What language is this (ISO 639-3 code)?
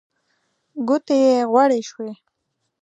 pus